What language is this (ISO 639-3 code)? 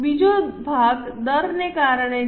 guj